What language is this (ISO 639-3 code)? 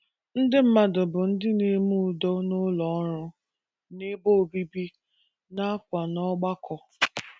ibo